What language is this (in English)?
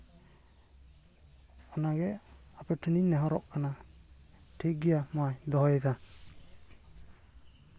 Santali